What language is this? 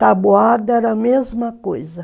Portuguese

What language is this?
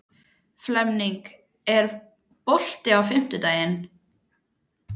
Icelandic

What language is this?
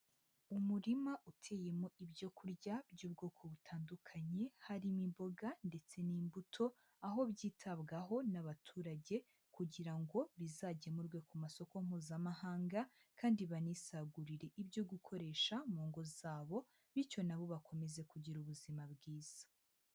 Kinyarwanda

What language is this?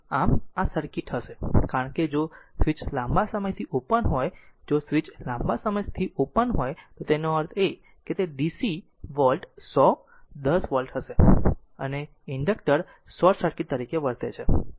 Gujarati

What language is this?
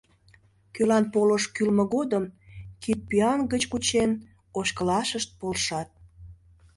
Mari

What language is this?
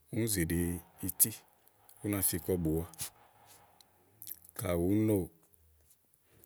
Igo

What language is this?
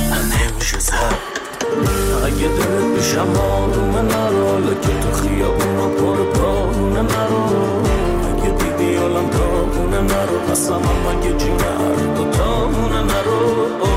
Persian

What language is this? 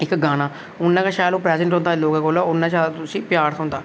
Dogri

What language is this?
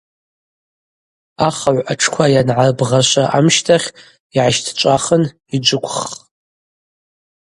Abaza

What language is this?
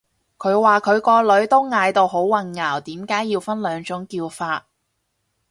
Cantonese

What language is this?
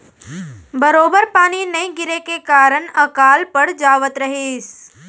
Chhattisgarhi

